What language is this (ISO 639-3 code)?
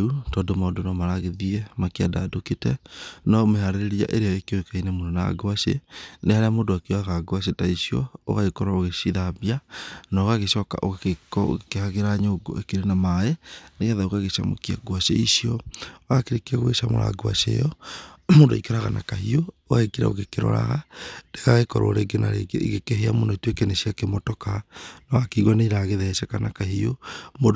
kik